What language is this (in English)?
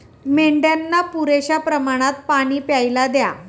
Marathi